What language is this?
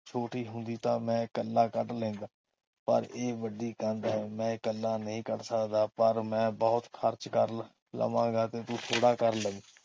Punjabi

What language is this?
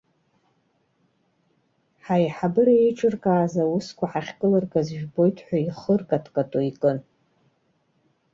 Abkhazian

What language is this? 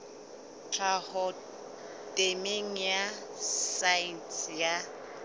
Southern Sotho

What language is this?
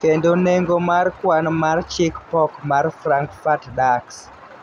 Luo (Kenya and Tanzania)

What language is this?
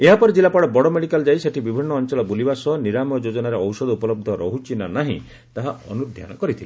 Odia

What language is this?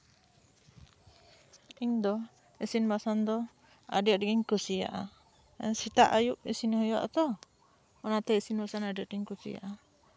Santali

